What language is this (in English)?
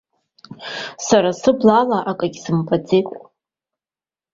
Abkhazian